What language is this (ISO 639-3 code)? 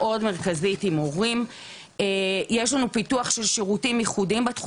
heb